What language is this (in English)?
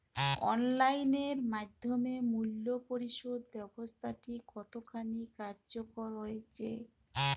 Bangla